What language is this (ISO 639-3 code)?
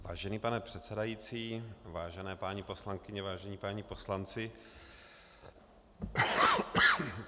ces